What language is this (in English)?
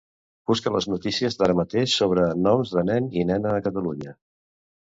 Catalan